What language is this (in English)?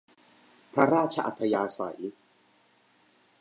Thai